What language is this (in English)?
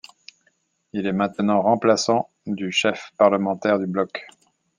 French